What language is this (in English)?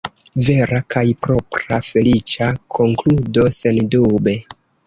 Esperanto